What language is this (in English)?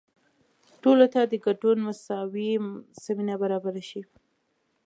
Pashto